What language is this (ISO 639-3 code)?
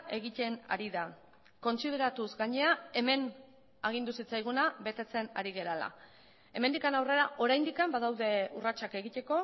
eus